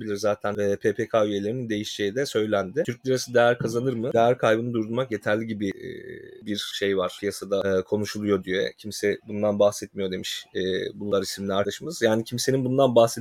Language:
Turkish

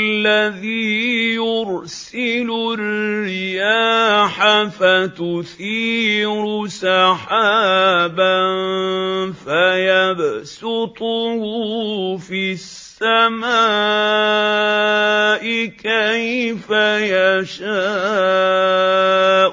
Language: Arabic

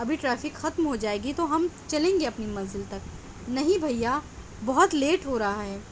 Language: Urdu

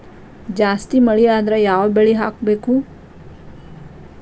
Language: Kannada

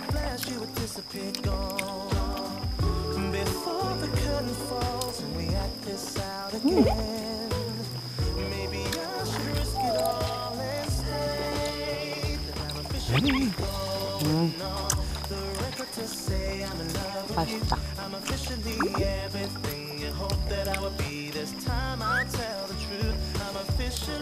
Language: Korean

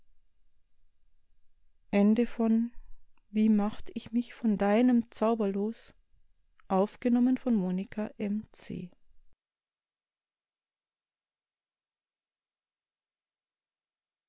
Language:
German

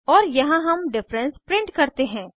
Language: Hindi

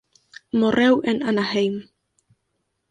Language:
Galician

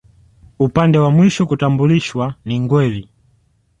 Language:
Swahili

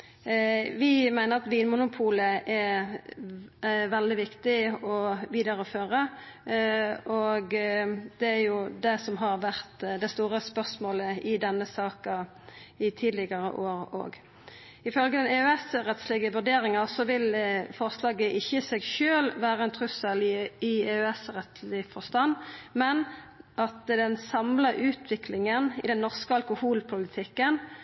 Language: Norwegian Nynorsk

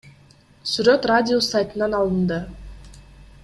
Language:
Kyrgyz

